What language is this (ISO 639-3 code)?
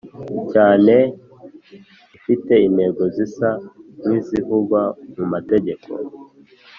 kin